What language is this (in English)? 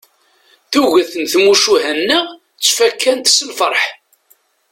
Kabyle